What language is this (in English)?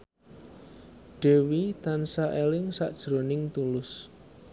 Javanese